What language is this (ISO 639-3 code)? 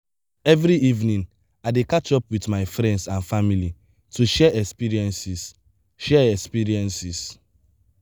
pcm